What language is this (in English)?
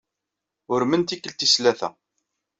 Kabyle